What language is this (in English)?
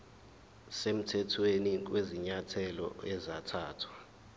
Zulu